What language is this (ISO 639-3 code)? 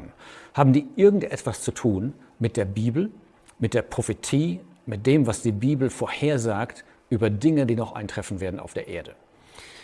deu